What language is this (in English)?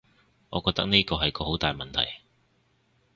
Cantonese